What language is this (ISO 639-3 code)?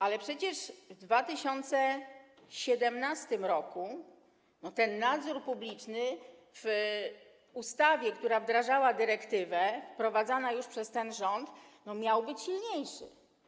pol